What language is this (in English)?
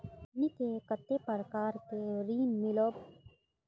Magahi